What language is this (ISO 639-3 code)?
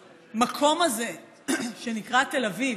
heb